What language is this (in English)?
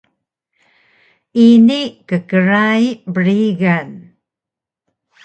Taroko